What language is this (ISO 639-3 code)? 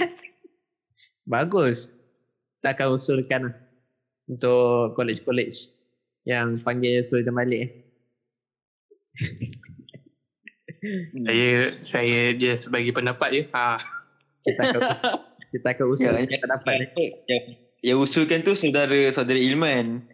msa